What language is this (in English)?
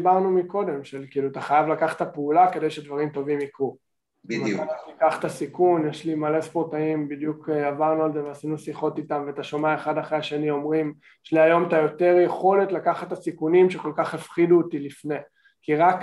Hebrew